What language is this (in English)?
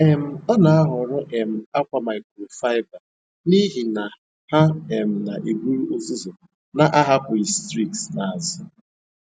Igbo